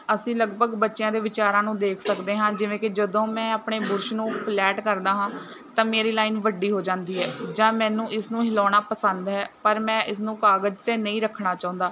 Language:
Punjabi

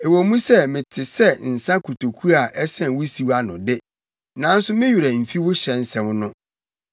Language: Akan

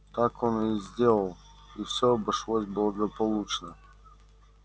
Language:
Russian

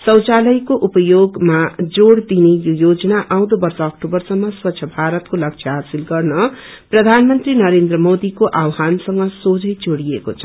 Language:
Nepali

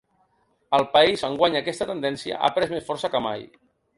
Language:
Catalan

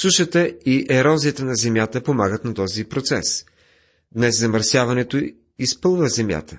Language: Bulgarian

